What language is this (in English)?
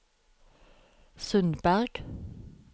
Norwegian